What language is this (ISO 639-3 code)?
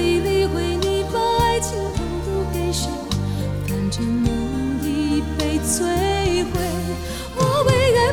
zho